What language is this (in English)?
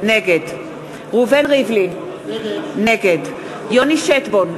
Hebrew